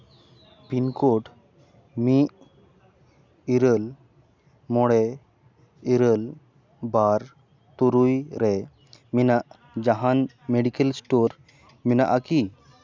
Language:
Santali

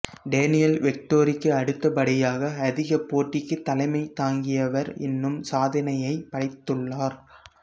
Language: Tamil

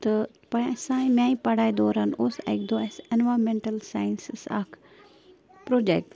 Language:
Kashmiri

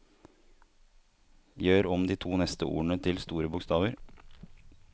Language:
Norwegian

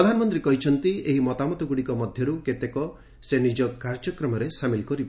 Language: Odia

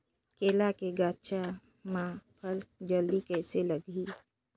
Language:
Chhattisgarhi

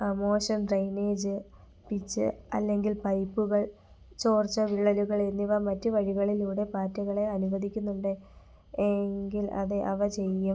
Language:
Malayalam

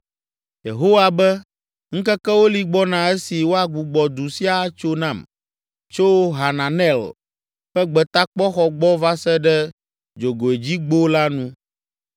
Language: Ewe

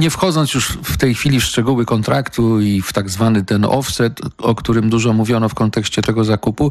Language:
Polish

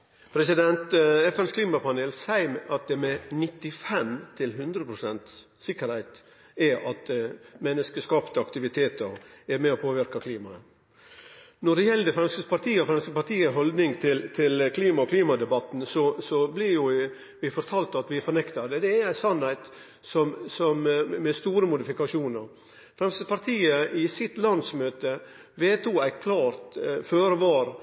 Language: Norwegian Nynorsk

